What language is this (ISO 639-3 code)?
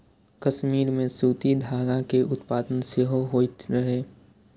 mai